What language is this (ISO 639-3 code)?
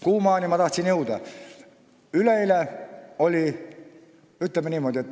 est